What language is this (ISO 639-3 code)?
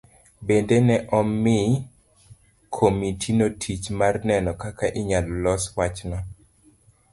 luo